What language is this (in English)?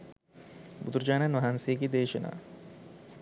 Sinhala